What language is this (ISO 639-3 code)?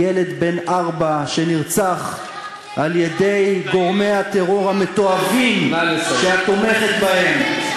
heb